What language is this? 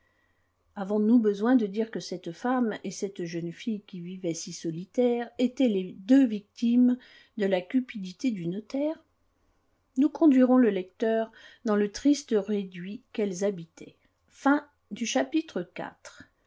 French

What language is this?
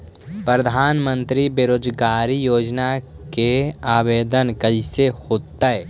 Magahi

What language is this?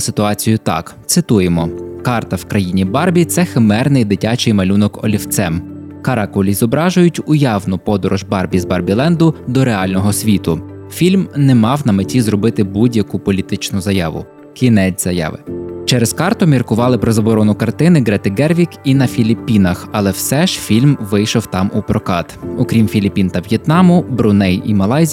Ukrainian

